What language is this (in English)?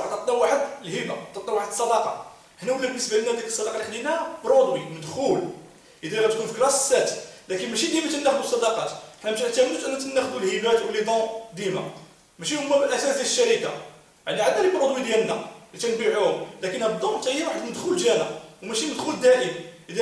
Arabic